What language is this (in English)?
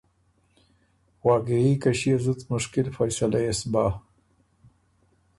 Ormuri